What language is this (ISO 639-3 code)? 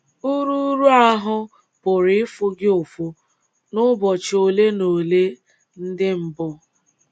ibo